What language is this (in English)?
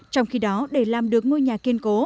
Vietnamese